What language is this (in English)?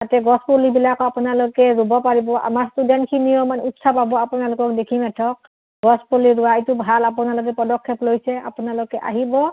Assamese